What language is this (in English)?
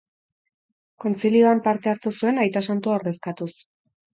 Basque